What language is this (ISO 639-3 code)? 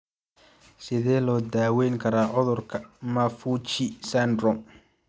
som